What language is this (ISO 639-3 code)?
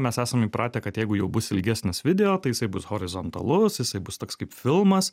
lit